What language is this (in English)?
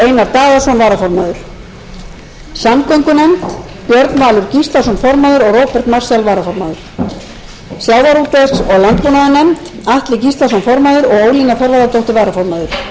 Icelandic